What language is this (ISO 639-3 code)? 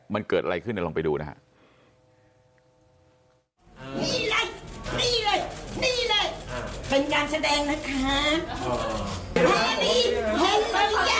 tha